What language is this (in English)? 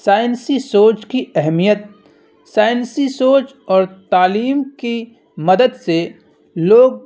Urdu